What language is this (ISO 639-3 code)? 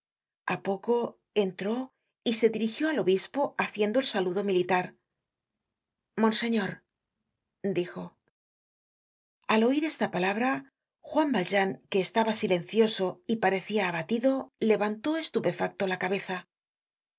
spa